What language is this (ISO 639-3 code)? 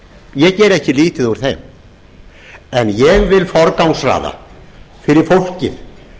isl